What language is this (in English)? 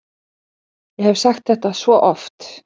Icelandic